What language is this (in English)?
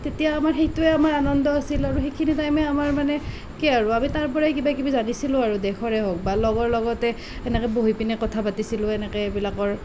Assamese